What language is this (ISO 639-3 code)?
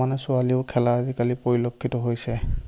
asm